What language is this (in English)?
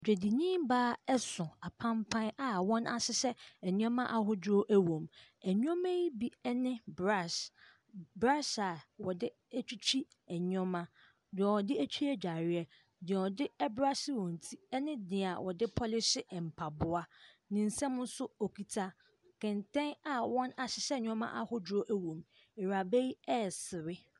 Akan